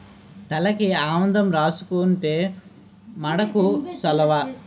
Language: Telugu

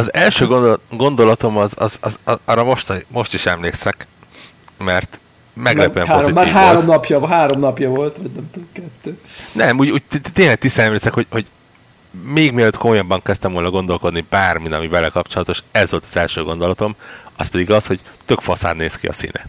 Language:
Hungarian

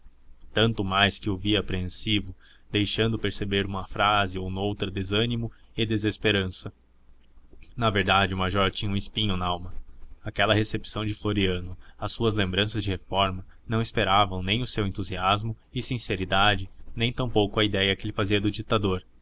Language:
Portuguese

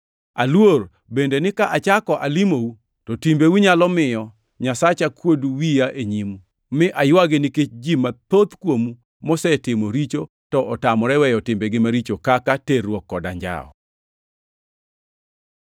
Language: Luo (Kenya and Tanzania)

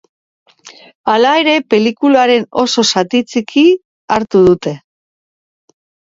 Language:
Basque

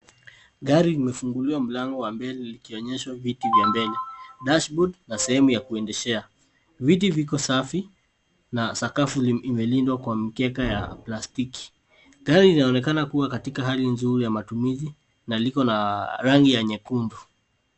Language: Swahili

